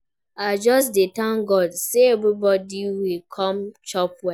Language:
Nigerian Pidgin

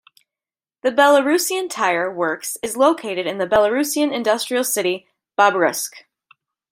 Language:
English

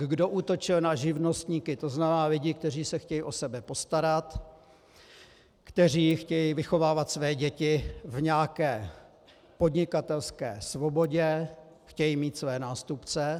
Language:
Czech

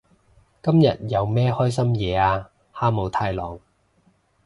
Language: Cantonese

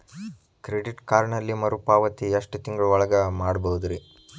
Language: Kannada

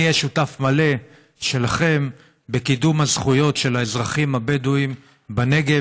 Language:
Hebrew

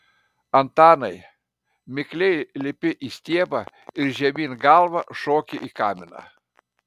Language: Lithuanian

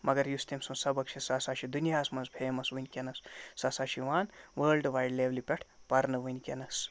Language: Kashmiri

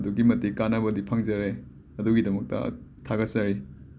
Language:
Manipuri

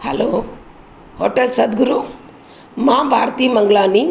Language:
Sindhi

